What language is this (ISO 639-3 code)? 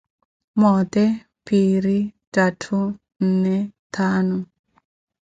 eko